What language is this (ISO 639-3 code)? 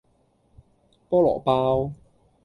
yue